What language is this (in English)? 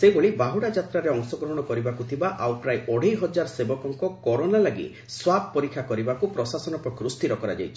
Odia